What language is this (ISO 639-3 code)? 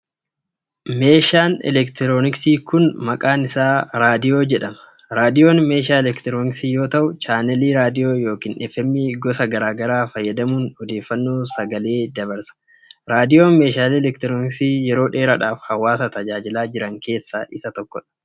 orm